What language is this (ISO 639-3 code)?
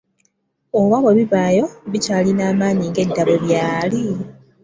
lug